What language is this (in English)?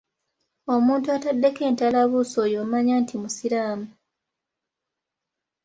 Ganda